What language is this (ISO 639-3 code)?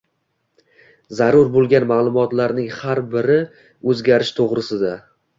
uzb